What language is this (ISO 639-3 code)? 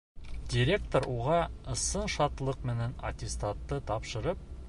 bak